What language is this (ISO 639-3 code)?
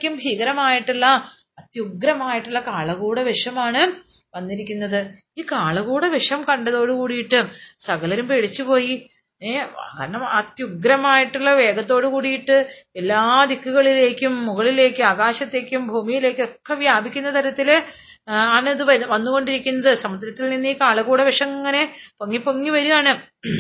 mal